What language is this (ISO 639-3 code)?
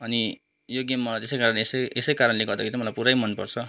nep